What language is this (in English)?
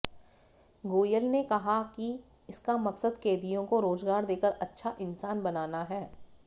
Hindi